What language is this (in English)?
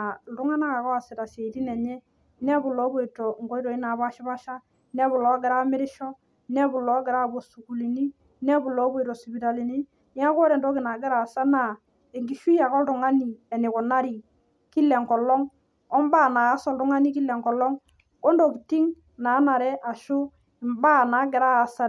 Masai